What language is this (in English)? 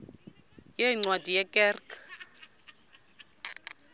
Xhosa